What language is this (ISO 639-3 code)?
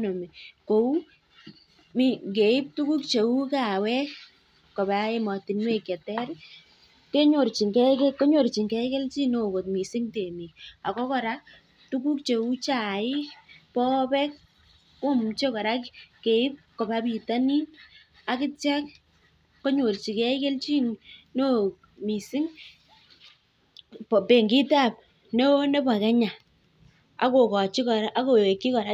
kln